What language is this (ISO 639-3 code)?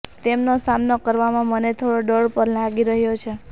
guj